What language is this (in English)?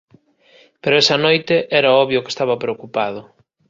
Galician